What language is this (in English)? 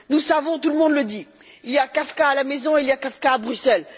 French